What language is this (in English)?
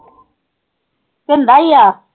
Punjabi